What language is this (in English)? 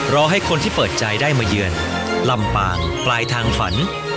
Thai